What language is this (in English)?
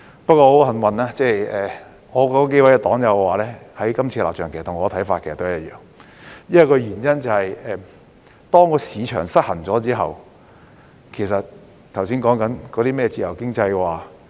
Cantonese